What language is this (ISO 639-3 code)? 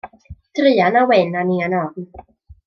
cym